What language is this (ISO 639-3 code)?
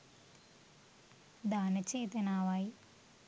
sin